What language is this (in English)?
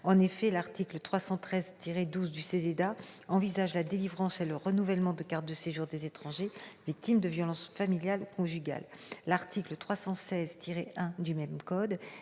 French